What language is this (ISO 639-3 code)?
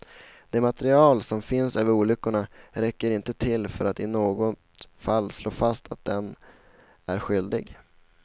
swe